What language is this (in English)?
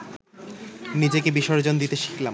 Bangla